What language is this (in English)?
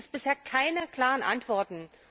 German